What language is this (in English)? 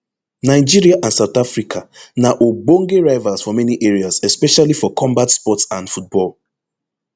Nigerian Pidgin